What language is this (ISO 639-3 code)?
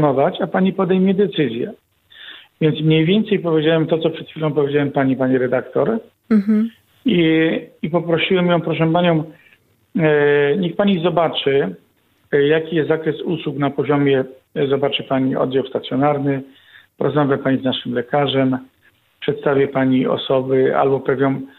pol